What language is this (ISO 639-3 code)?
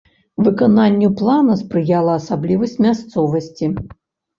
bel